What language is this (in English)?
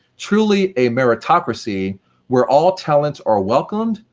English